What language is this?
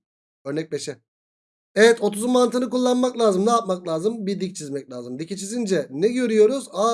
Turkish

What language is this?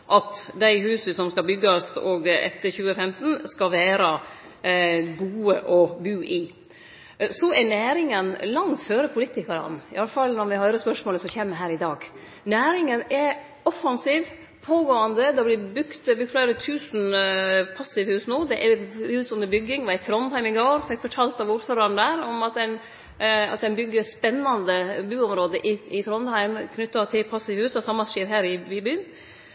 Norwegian Nynorsk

